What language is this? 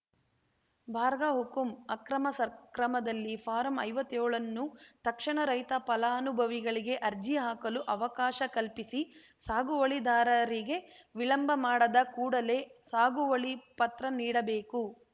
Kannada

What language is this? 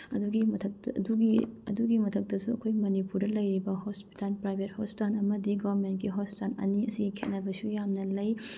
Manipuri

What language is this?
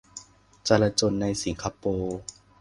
Thai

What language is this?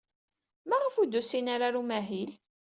Kabyle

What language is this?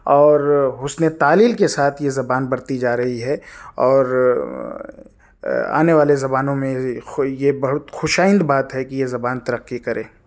Urdu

